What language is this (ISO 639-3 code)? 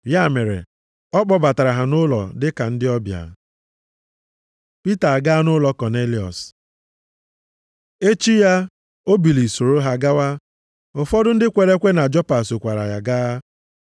ibo